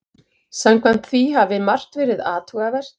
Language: Icelandic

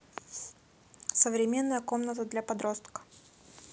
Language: Russian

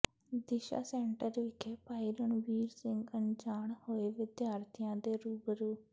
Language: Punjabi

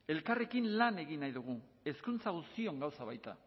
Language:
Basque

